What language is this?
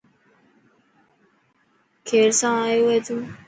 Dhatki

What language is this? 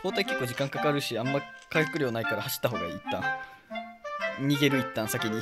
Japanese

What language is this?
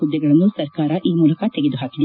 Kannada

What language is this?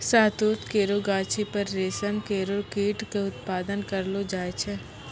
Maithili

